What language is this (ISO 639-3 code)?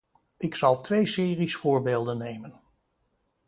nld